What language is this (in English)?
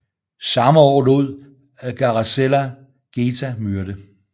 Danish